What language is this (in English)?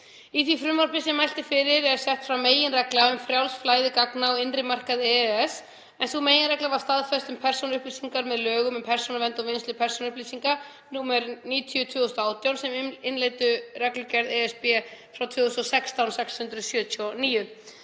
Icelandic